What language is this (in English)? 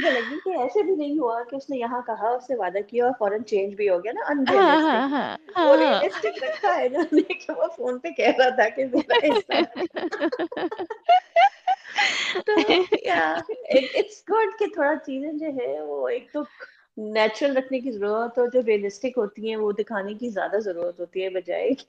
Urdu